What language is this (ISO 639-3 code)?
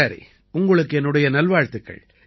tam